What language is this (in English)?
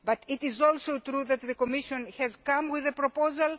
English